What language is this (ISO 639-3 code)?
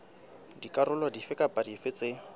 sot